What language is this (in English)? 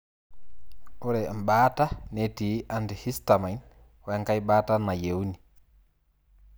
Masai